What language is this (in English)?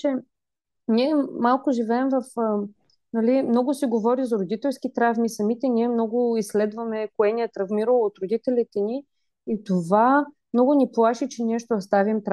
Bulgarian